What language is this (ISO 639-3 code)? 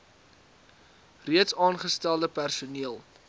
afr